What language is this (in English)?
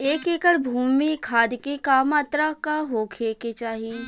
Bhojpuri